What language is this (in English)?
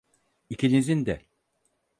Turkish